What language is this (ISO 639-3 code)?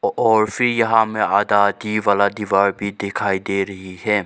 hin